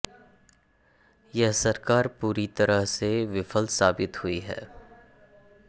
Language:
Hindi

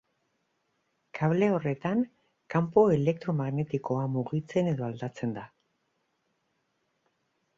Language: Basque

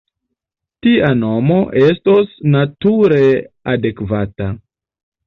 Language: Esperanto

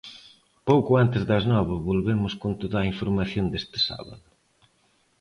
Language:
Galician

